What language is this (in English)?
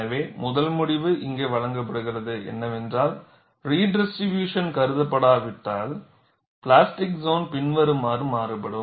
Tamil